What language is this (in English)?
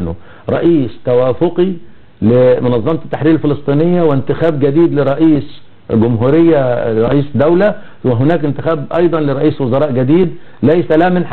Arabic